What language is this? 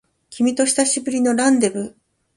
Japanese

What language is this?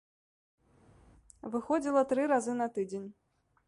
Belarusian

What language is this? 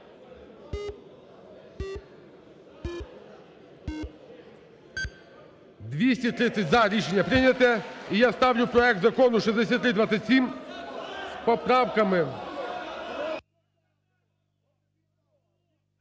Ukrainian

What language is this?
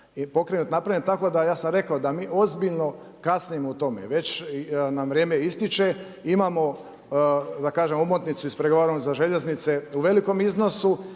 Croatian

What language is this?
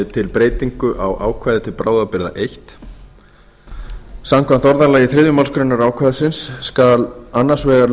Icelandic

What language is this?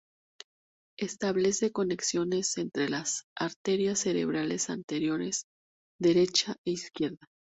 Spanish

